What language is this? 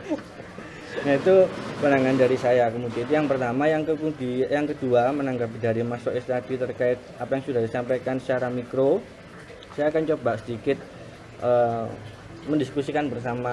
Indonesian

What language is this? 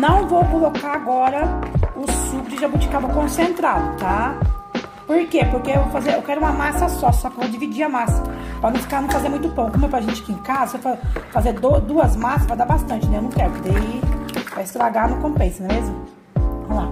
Portuguese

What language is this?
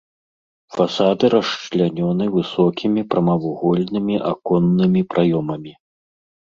Belarusian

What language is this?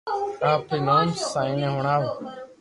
Loarki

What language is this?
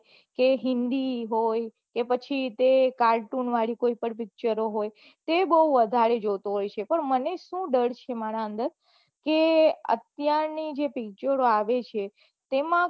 Gujarati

